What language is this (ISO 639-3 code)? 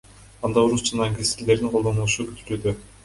kir